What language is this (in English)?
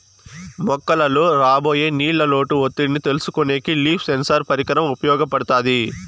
Telugu